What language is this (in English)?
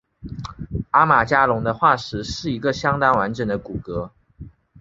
Chinese